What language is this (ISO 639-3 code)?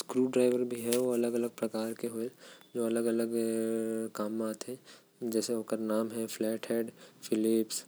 kfp